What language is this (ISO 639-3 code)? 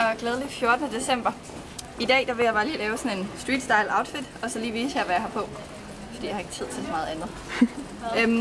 dan